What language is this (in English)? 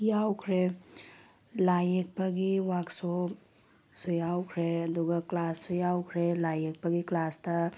Manipuri